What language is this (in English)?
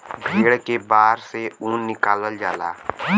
Bhojpuri